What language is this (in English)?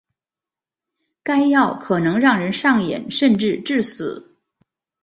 Chinese